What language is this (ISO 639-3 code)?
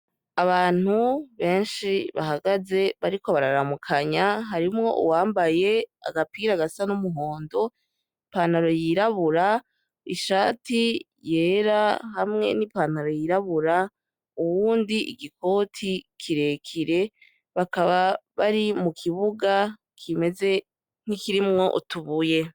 run